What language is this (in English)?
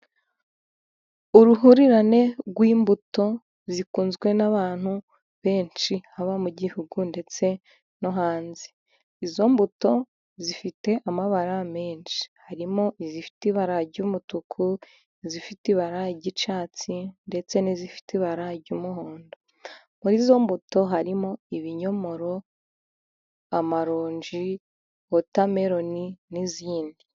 Kinyarwanda